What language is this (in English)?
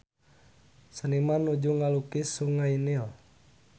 Sundanese